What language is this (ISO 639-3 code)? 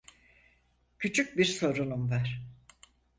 tur